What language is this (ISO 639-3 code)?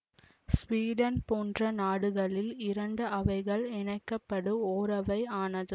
tam